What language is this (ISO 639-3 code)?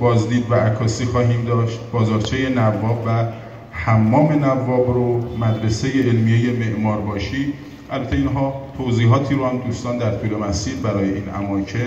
fas